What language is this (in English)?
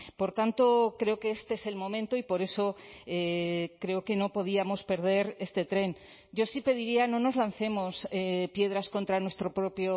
Spanish